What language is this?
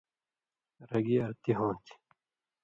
Indus Kohistani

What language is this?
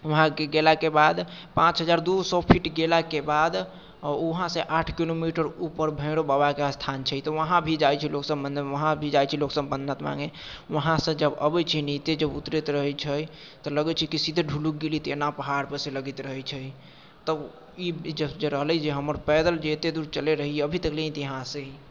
Maithili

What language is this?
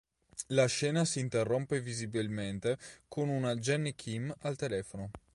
Italian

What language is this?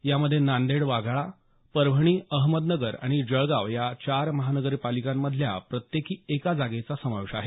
Marathi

